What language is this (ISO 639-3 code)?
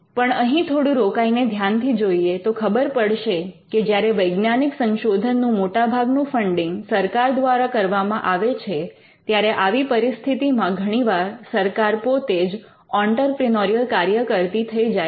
guj